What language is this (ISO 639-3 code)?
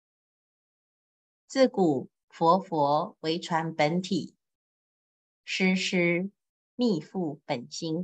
zho